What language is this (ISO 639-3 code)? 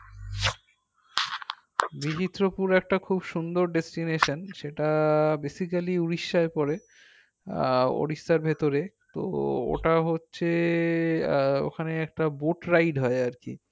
ben